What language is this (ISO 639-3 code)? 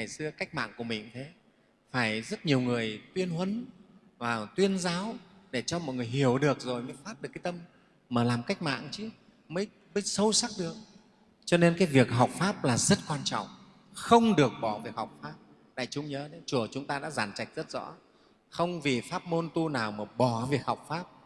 vie